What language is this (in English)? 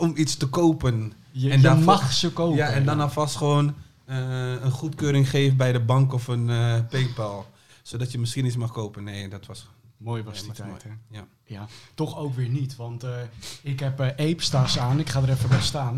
Dutch